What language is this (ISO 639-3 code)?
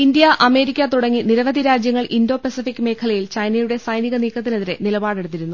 mal